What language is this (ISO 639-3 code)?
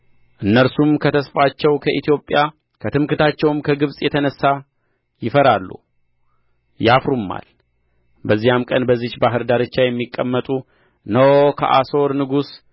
amh